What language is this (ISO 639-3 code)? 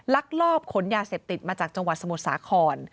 tha